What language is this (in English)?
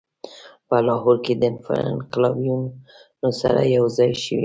Pashto